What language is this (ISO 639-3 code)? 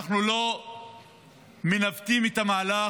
heb